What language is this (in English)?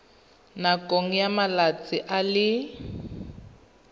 Tswana